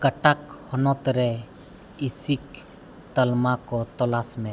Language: Santali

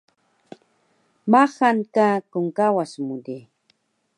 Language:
Taroko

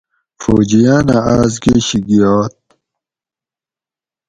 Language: Gawri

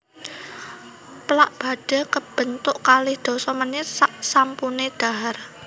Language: Javanese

